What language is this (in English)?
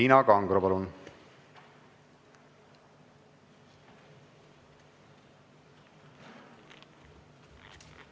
Estonian